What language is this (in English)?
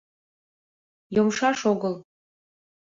Mari